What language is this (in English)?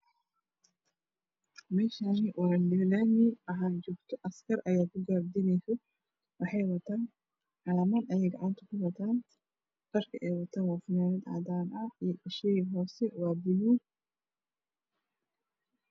Somali